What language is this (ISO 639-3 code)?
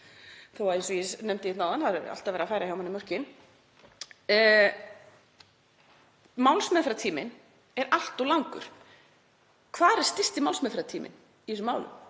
isl